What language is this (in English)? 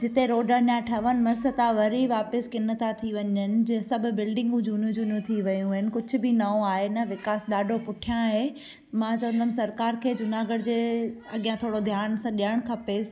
Sindhi